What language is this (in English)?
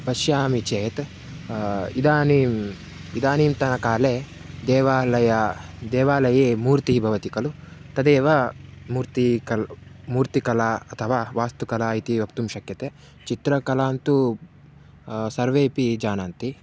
Sanskrit